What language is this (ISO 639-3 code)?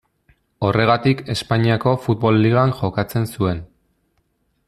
eus